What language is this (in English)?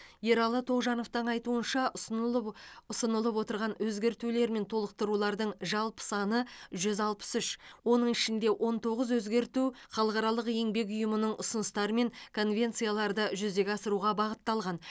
Kazakh